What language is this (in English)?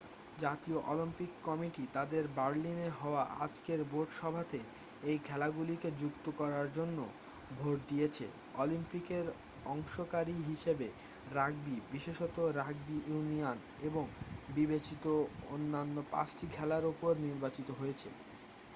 Bangla